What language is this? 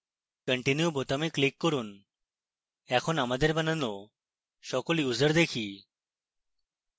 Bangla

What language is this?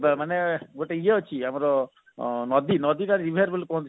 Odia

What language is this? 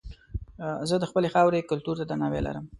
Pashto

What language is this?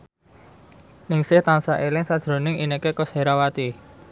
Javanese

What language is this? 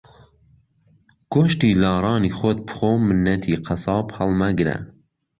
Central Kurdish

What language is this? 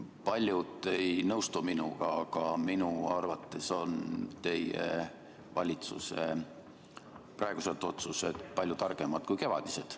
Estonian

